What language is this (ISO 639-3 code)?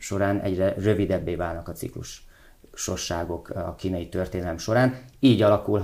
hun